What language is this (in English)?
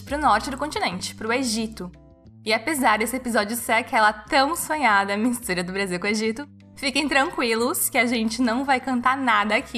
Portuguese